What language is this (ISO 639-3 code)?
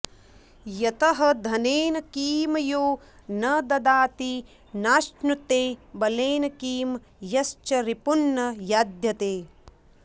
san